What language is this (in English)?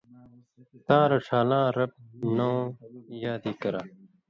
Indus Kohistani